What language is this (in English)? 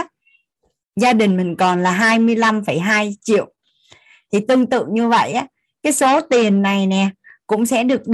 Vietnamese